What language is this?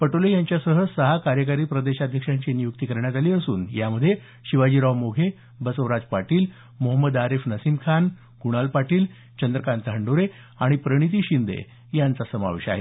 Marathi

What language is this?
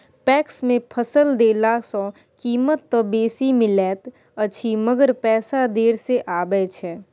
Maithili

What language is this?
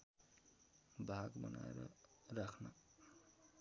Nepali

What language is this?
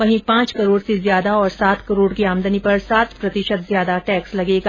Hindi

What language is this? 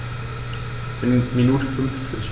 German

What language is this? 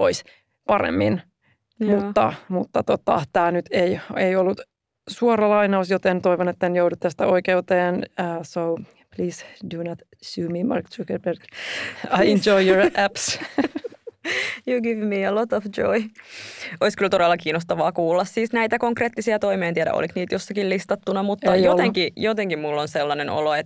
Finnish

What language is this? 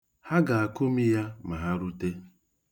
Igbo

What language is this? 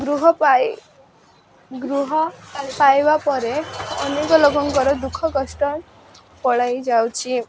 Odia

